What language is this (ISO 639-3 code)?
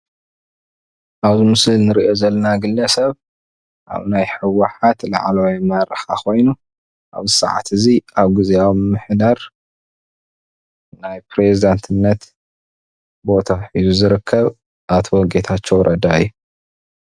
tir